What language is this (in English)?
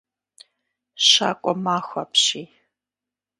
Kabardian